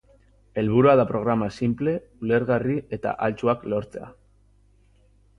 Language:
Basque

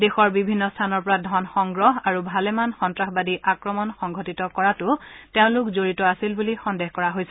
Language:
Assamese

